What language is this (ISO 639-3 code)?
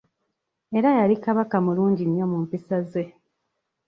lug